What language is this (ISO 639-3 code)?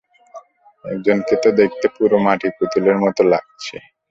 ben